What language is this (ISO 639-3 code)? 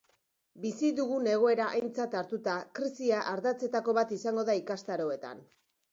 eus